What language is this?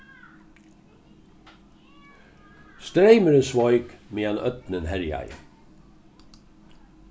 Faroese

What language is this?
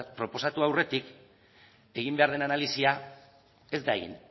Basque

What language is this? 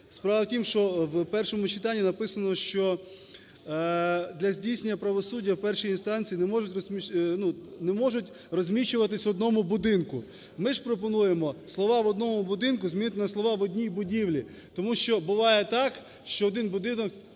Ukrainian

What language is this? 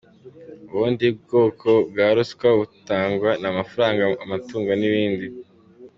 Kinyarwanda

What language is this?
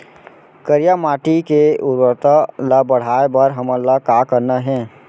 Chhattisgarhi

